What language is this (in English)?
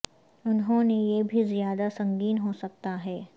Urdu